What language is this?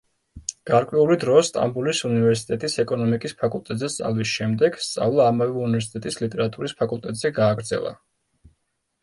Georgian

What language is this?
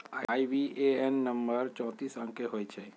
Magahi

